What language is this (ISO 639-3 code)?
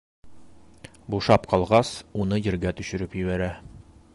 bak